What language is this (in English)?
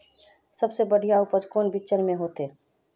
Magahi